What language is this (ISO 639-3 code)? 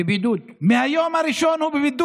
heb